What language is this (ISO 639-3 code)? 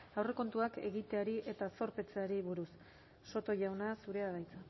eus